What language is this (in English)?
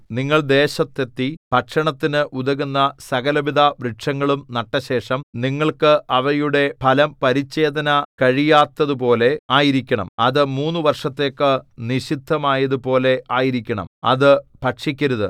Malayalam